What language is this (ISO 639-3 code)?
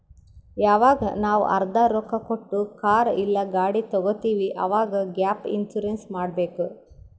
kan